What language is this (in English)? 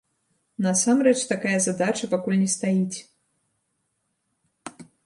Belarusian